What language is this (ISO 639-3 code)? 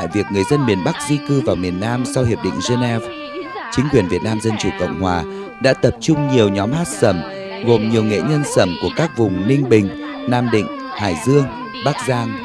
vie